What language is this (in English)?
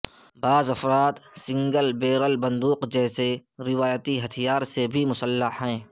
Urdu